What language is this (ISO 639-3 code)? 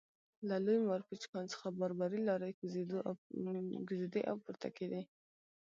pus